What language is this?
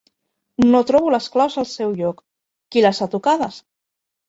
Catalan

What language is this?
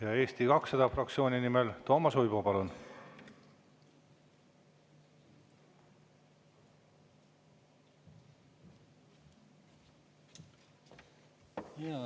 Estonian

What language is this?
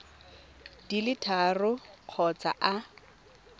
Tswana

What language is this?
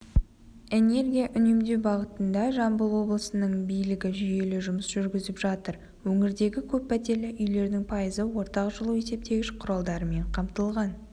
Kazakh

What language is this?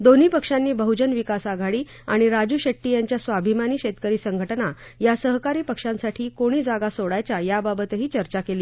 Marathi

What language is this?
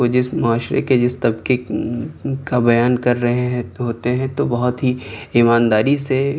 Urdu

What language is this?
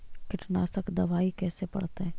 Magahi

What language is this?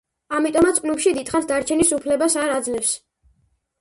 Georgian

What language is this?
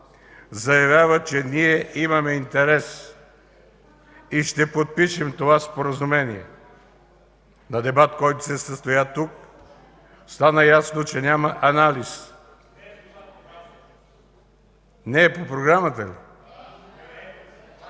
Bulgarian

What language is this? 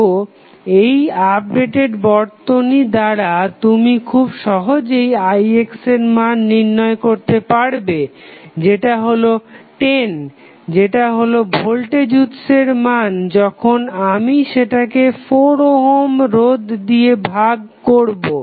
Bangla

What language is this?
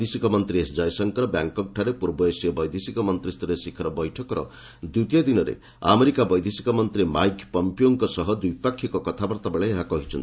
Odia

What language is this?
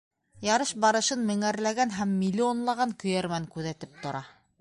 Bashkir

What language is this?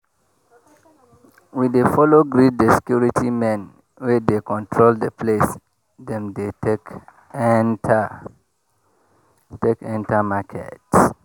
Nigerian Pidgin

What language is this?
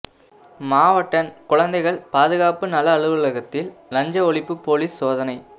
Tamil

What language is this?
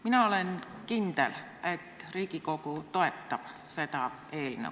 Estonian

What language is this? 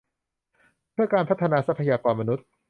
Thai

